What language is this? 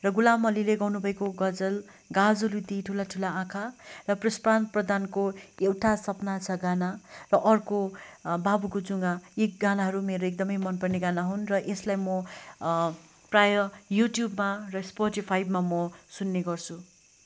Nepali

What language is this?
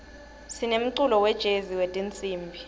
Swati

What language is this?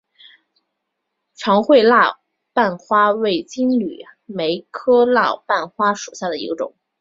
Chinese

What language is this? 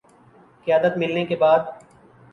Urdu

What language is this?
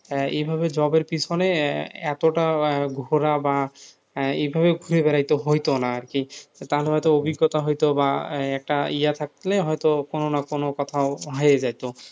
Bangla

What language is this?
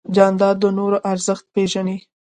Pashto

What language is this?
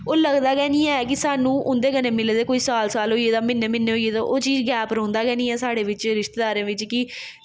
Dogri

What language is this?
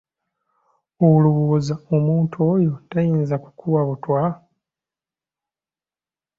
Ganda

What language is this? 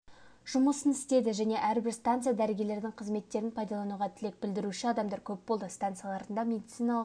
Kazakh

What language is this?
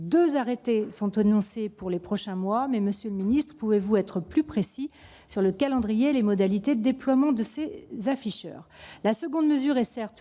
French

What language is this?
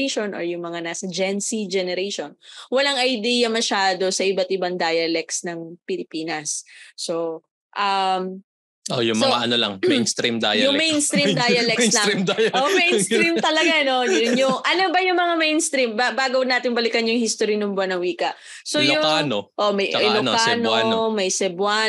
Filipino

